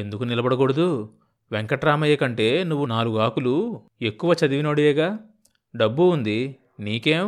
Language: Telugu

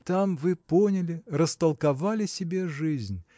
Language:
Russian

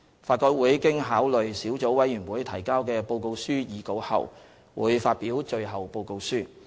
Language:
Cantonese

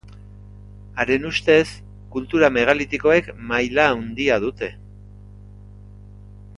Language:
Basque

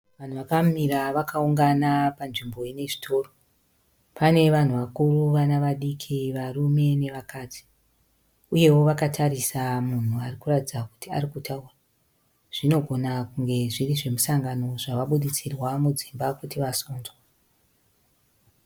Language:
Shona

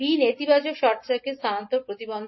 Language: Bangla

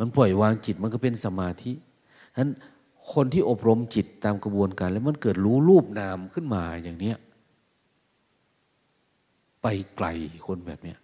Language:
Thai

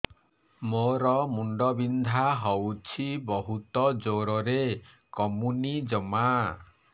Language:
Odia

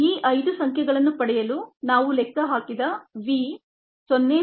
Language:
Kannada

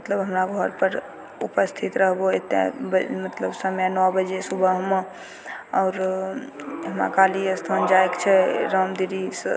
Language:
Maithili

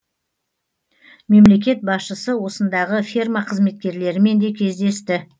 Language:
Kazakh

